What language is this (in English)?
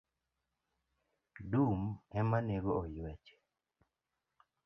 Luo (Kenya and Tanzania)